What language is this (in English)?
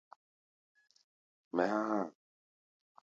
Gbaya